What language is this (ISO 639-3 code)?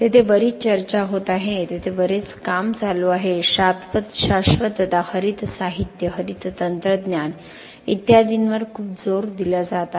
mar